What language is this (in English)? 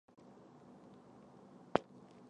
Chinese